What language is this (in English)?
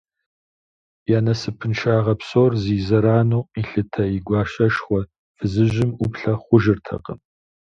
Kabardian